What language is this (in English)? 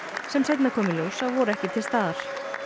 Icelandic